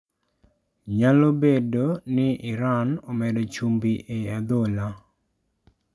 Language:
Luo (Kenya and Tanzania)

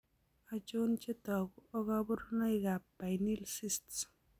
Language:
Kalenjin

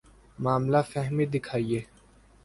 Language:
Urdu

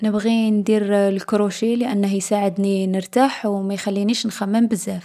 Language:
Algerian Arabic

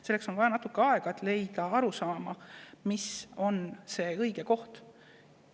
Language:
Estonian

